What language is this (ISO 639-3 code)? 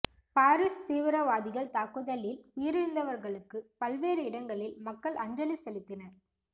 tam